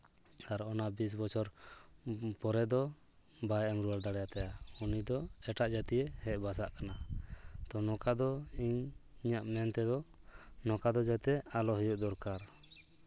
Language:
Santali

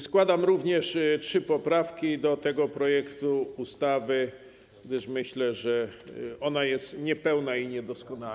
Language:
Polish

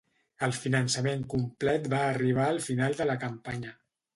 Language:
Catalan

